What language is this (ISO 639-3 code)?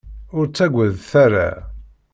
kab